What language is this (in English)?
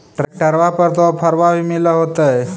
Magahi